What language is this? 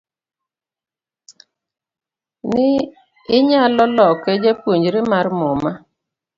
Luo (Kenya and Tanzania)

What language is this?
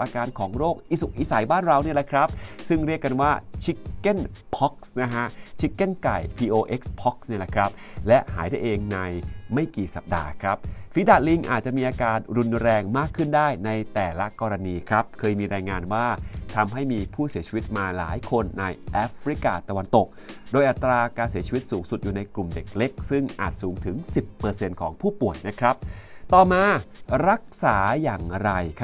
Thai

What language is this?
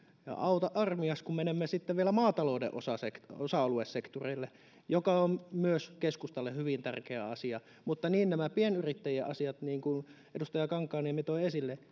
Finnish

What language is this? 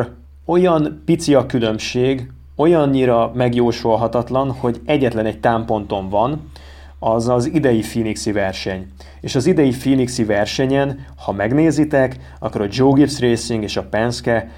Hungarian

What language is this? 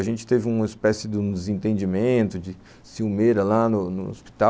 Portuguese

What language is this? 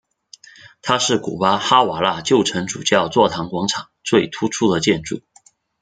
Chinese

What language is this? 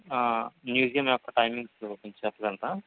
Telugu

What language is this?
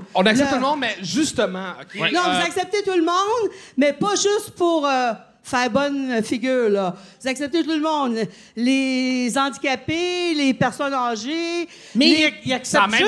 French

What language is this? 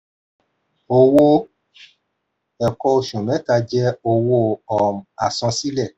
Yoruba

